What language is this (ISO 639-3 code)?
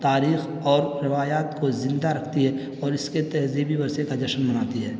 urd